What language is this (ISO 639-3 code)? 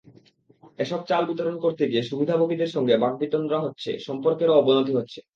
ben